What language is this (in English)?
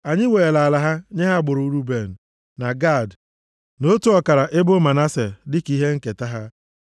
Igbo